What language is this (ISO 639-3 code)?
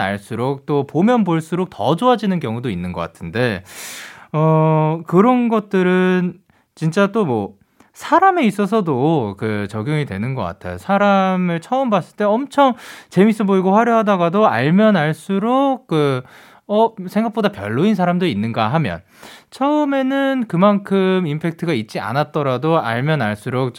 kor